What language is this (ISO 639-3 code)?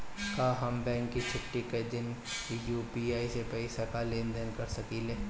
bho